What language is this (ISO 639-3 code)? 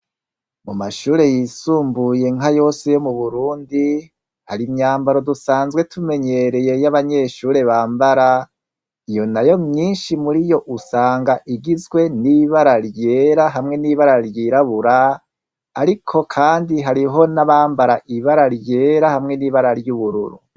run